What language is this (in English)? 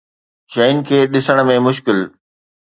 Sindhi